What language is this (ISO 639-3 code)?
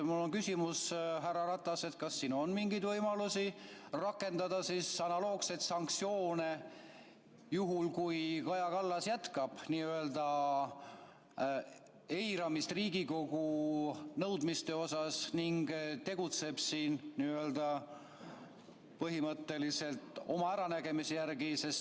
est